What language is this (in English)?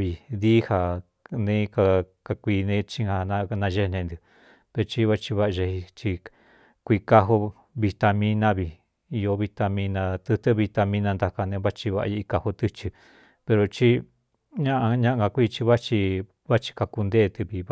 Cuyamecalco Mixtec